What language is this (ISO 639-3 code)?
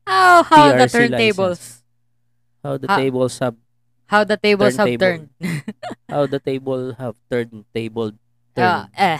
fil